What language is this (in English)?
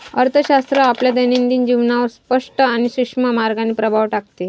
Marathi